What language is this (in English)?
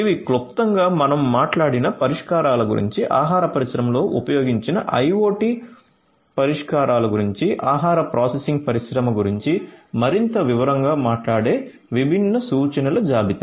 Telugu